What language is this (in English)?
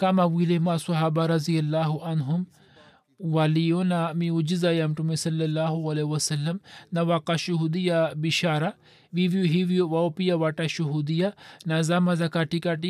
Swahili